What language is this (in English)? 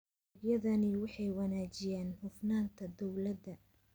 Somali